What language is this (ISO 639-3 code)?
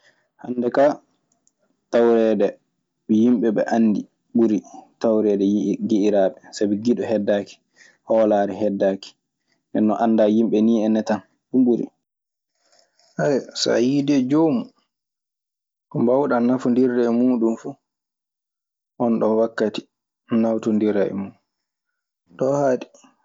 ffm